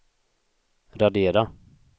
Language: Swedish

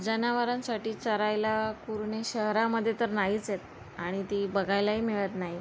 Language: Marathi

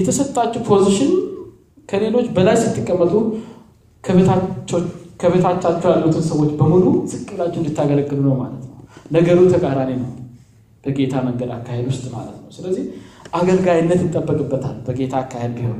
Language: Amharic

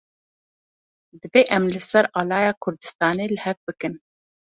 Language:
Kurdish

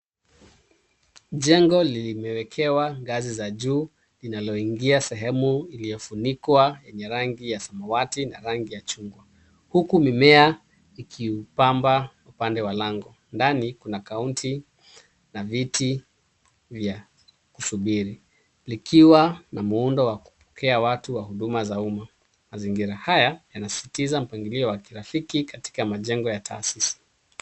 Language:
Swahili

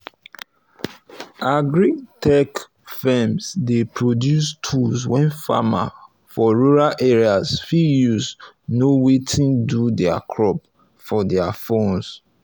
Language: Nigerian Pidgin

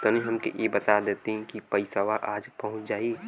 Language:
Bhojpuri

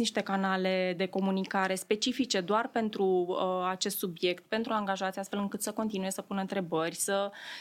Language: Romanian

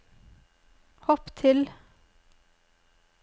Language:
Norwegian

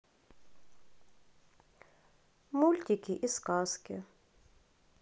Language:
Russian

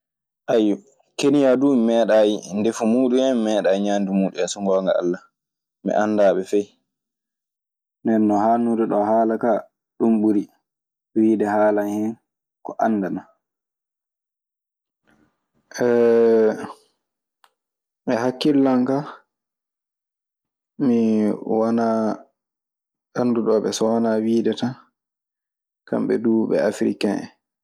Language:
Maasina Fulfulde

